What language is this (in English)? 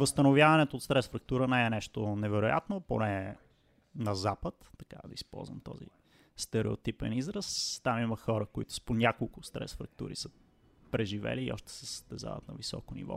Bulgarian